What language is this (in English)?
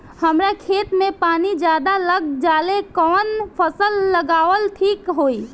Bhojpuri